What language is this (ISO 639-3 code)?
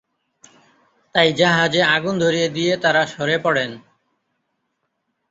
ben